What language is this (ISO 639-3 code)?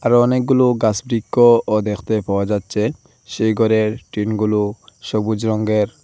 ben